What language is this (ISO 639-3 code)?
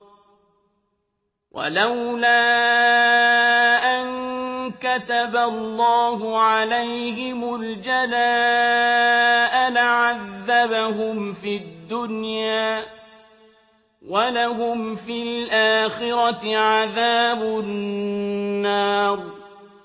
ara